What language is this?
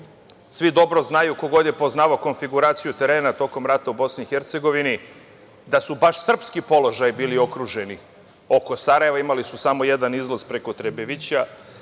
Serbian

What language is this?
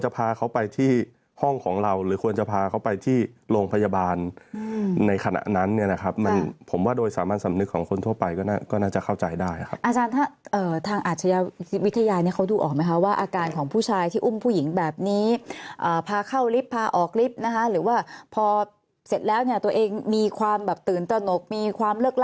Thai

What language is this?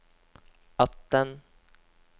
Norwegian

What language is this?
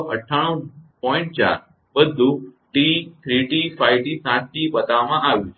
Gujarati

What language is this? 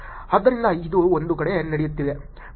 Kannada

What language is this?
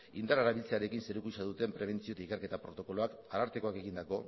Basque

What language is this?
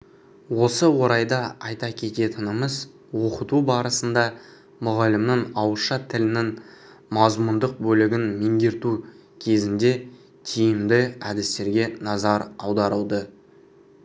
Kazakh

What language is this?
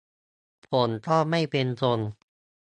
Thai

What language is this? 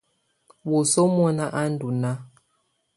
Tunen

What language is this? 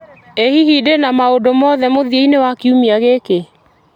Kikuyu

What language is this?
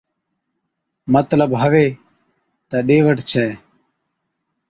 Od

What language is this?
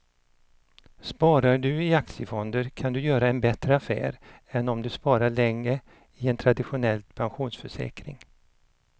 Swedish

